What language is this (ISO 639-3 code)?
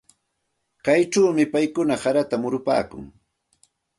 qxt